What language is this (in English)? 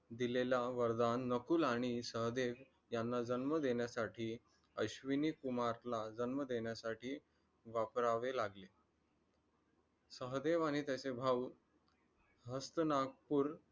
Marathi